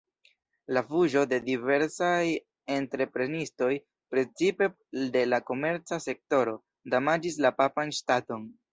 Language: Esperanto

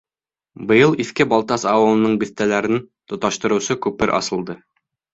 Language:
Bashkir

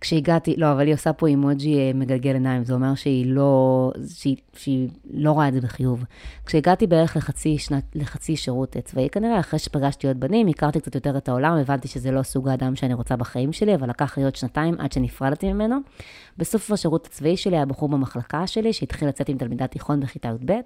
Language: Hebrew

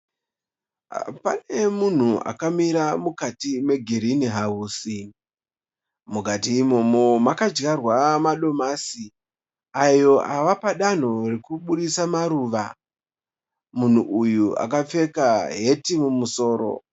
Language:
Shona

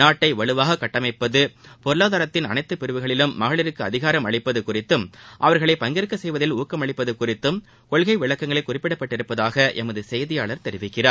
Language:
Tamil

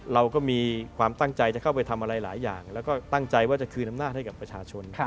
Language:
Thai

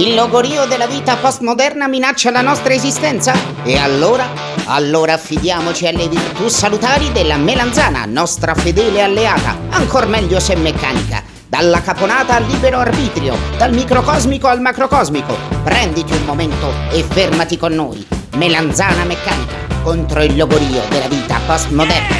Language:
Italian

